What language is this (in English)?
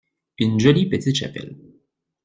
French